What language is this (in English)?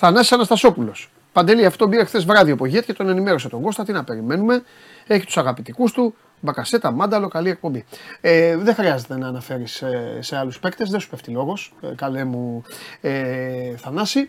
Greek